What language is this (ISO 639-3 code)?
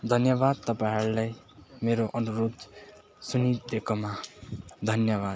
nep